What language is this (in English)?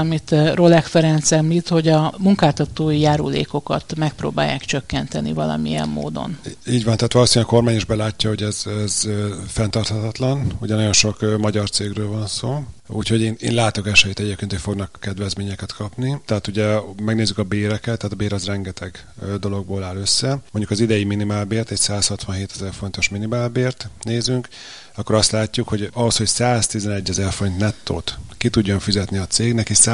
Hungarian